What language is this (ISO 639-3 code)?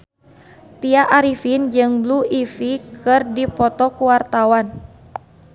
sun